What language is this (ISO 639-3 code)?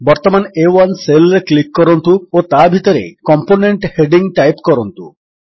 ori